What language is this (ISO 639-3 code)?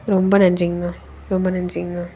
tam